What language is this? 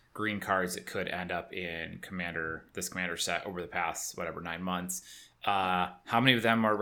English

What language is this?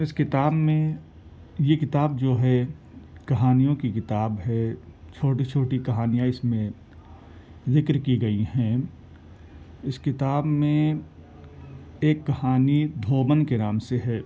Urdu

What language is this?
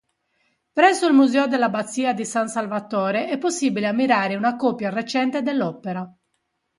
Italian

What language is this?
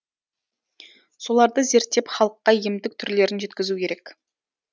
Kazakh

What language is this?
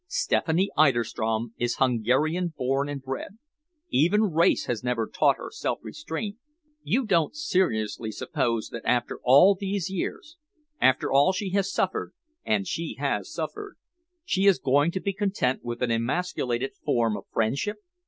English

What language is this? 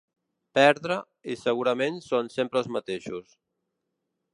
Catalan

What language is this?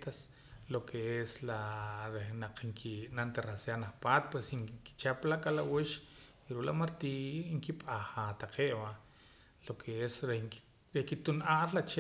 Poqomam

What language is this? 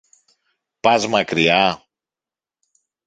Greek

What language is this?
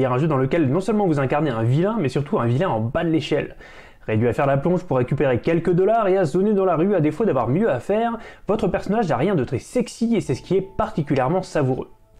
French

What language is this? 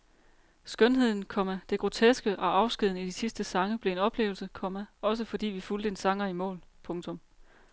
Danish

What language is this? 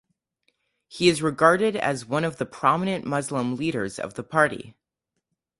English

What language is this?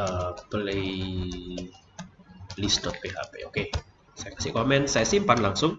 Indonesian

